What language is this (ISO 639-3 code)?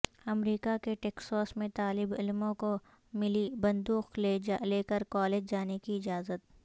urd